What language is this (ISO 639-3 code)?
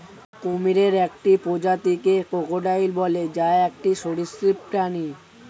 ben